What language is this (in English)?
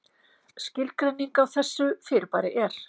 Icelandic